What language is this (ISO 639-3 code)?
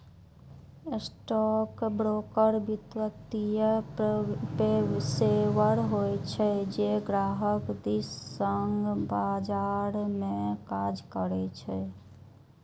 mai